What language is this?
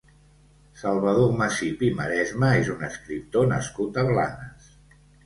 Catalan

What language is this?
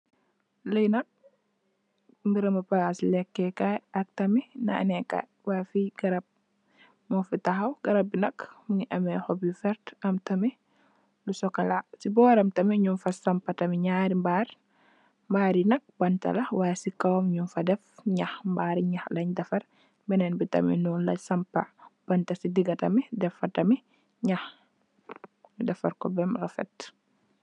Wolof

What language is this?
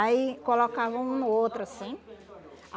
Portuguese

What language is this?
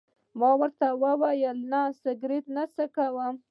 Pashto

